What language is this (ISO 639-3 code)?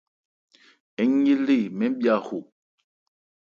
ebr